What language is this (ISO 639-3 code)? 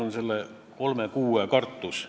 est